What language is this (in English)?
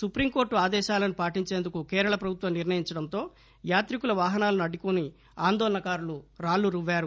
Telugu